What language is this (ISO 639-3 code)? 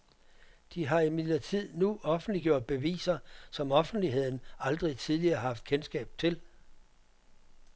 dan